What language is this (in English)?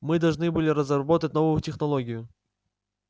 Russian